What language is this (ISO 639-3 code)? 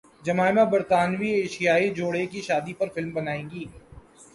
urd